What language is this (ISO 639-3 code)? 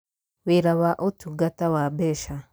kik